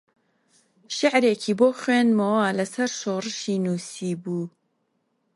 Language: Central Kurdish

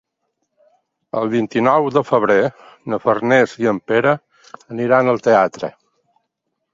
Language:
Catalan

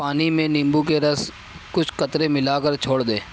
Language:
Urdu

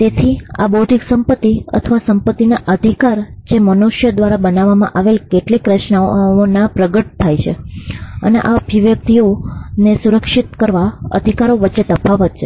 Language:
Gujarati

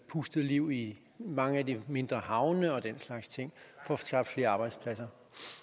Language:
Danish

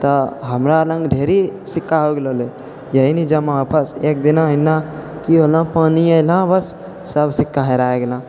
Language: Maithili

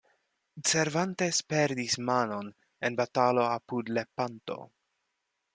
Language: Esperanto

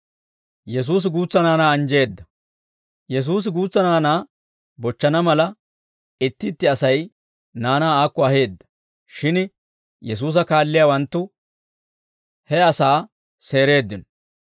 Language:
Dawro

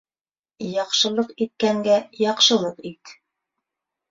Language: Bashkir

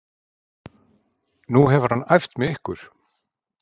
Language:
Icelandic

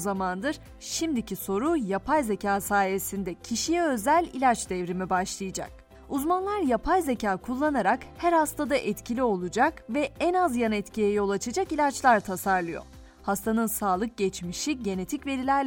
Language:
Turkish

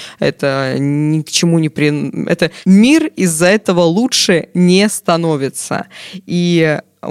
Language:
Russian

